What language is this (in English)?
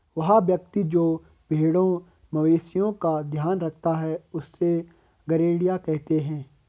Hindi